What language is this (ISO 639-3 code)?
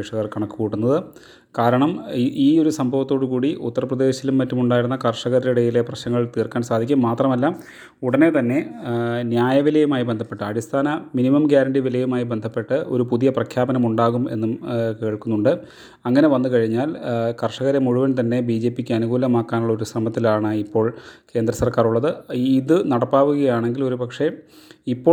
mal